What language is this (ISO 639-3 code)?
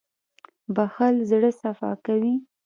pus